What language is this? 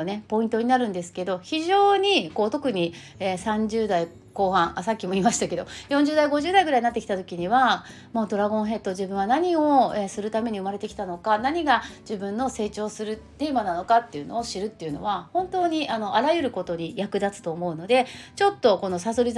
Japanese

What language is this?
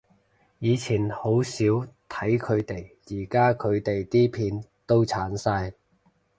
Cantonese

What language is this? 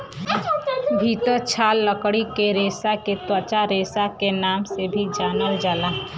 Bhojpuri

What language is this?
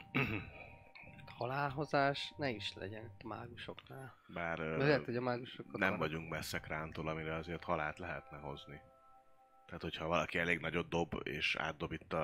Hungarian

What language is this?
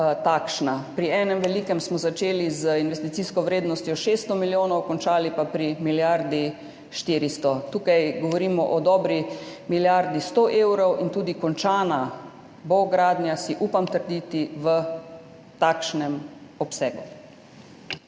Slovenian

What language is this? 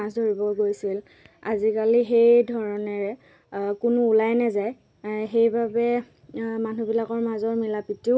Assamese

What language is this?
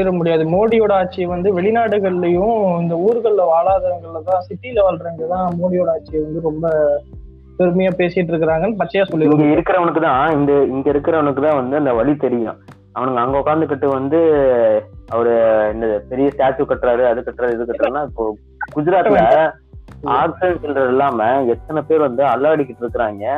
Tamil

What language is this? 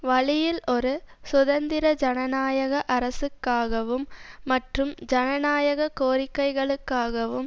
Tamil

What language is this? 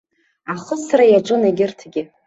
Abkhazian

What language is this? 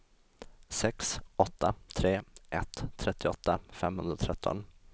Swedish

